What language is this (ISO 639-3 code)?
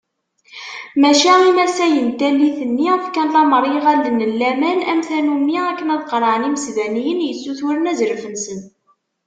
kab